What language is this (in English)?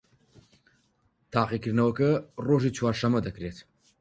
Central Kurdish